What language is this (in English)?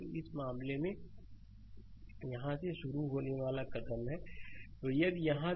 Hindi